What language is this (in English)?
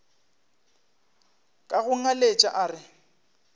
Northern Sotho